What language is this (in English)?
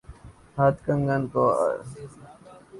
Urdu